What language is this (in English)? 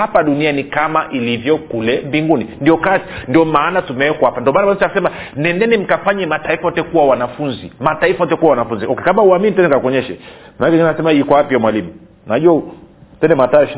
Swahili